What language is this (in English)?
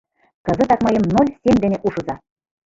Mari